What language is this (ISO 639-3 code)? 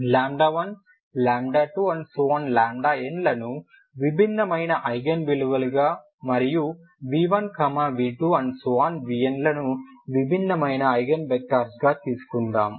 tel